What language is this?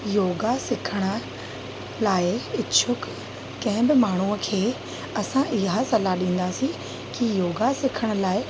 Sindhi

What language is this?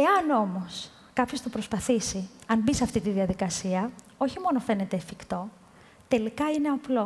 Greek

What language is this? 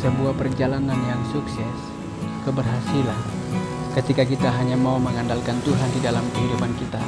Indonesian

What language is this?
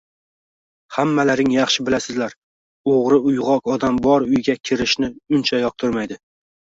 Uzbek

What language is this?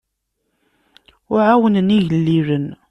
Kabyle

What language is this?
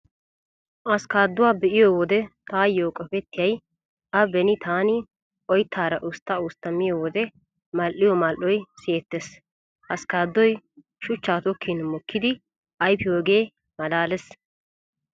Wolaytta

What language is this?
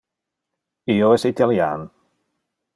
Interlingua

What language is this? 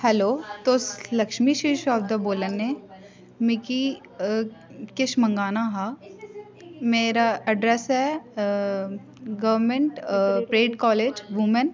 Dogri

